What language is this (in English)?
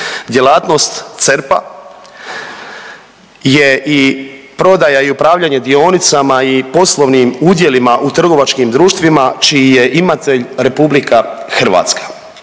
Croatian